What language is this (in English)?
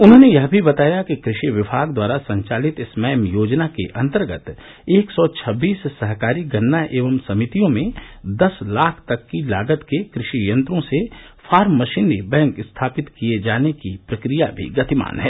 Hindi